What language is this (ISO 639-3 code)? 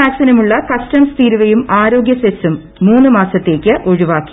mal